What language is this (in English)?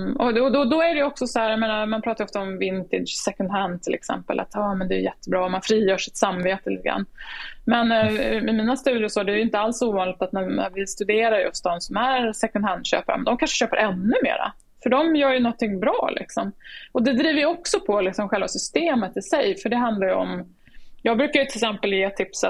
Swedish